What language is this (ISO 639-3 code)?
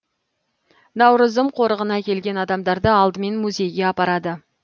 kaz